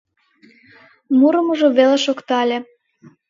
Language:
Mari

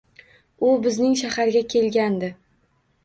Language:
Uzbek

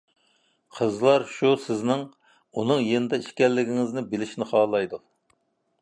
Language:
Uyghur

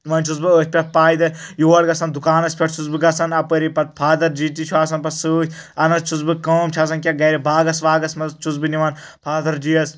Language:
Kashmiri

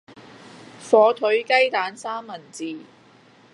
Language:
Cantonese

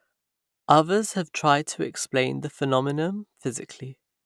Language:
English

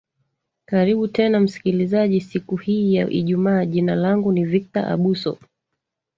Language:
Swahili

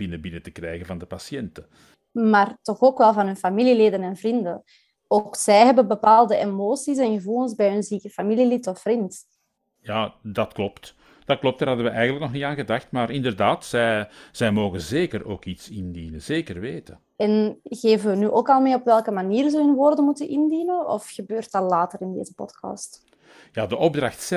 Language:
Dutch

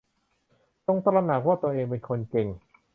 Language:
Thai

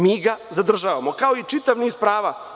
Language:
Serbian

